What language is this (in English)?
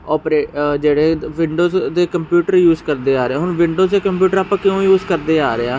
Punjabi